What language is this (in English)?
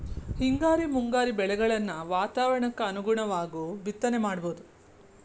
Kannada